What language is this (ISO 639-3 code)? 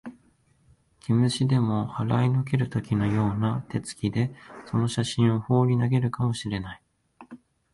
jpn